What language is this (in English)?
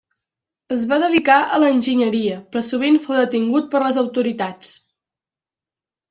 Catalan